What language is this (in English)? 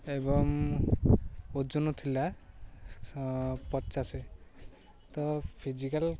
Odia